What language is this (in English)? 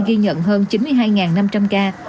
Vietnamese